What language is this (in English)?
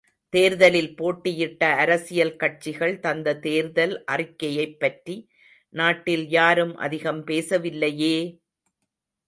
Tamil